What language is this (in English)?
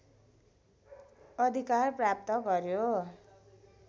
Nepali